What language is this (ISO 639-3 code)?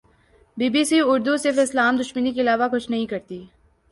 urd